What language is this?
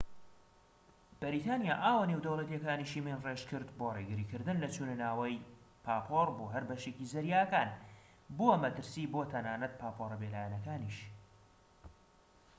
Central Kurdish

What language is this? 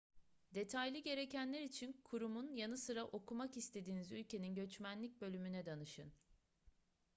Turkish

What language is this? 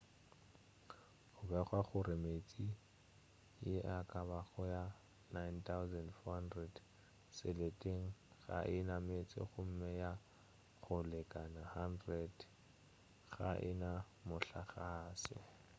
Northern Sotho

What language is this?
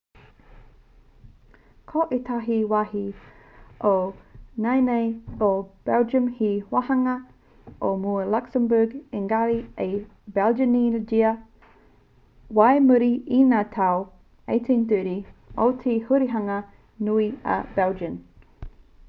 Māori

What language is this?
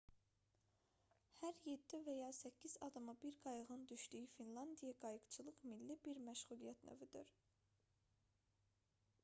Azerbaijani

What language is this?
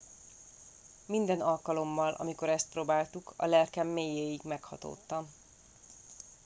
Hungarian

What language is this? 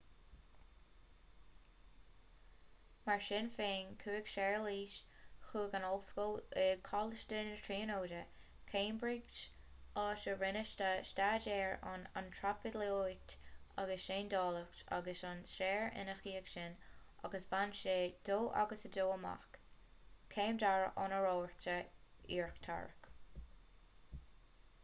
Irish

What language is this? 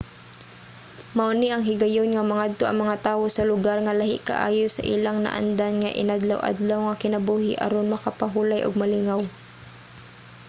Cebuano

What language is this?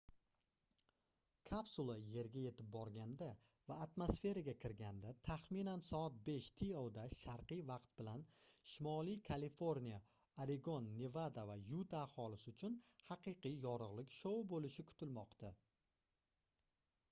Uzbek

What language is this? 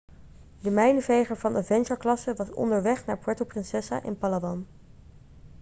Dutch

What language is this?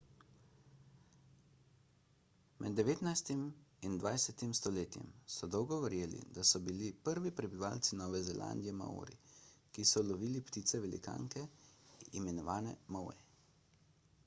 Slovenian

